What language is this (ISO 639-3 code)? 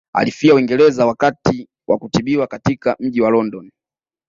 swa